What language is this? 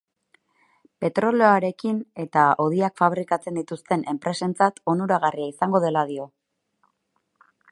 Basque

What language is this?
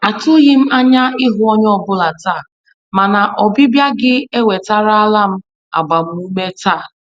Igbo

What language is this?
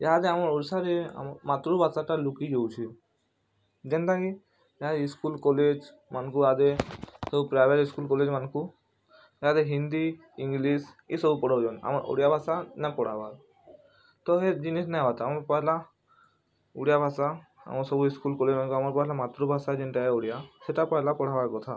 Odia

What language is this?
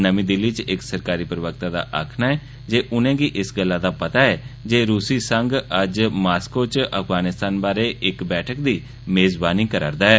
Dogri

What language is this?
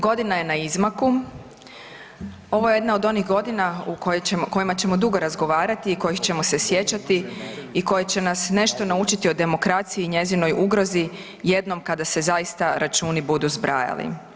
Croatian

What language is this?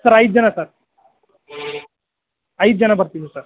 Kannada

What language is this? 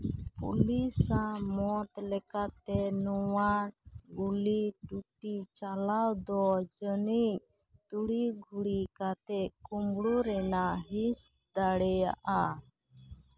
Santali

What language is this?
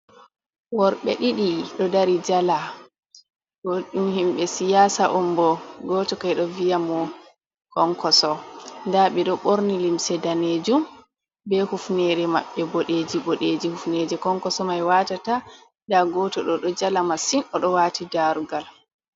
Fula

